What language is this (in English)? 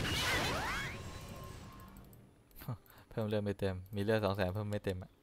Thai